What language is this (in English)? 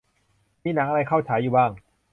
Thai